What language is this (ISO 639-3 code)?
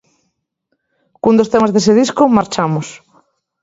glg